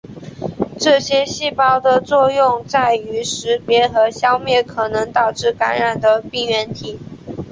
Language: Chinese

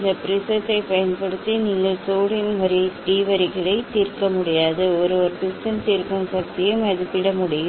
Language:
Tamil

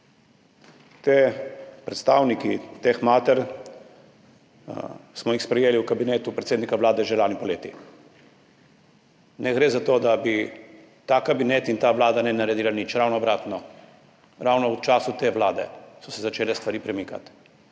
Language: Slovenian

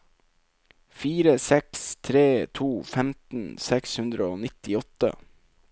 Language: Norwegian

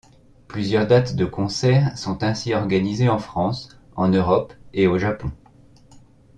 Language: French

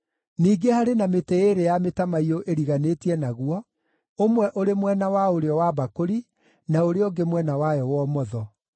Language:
Kikuyu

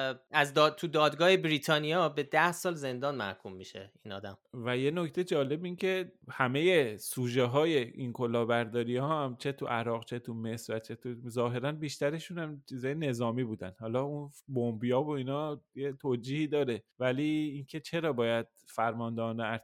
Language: Persian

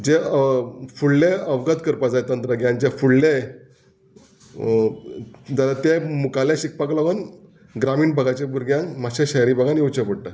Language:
Konkani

